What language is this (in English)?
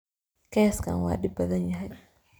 Somali